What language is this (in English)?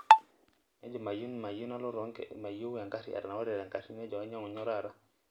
Masai